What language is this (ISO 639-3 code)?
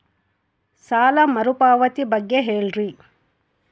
kan